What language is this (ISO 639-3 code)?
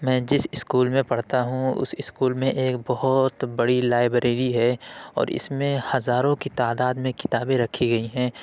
urd